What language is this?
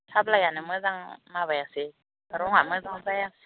Bodo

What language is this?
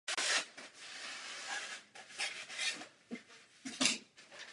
Czech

